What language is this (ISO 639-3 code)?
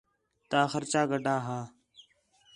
xhe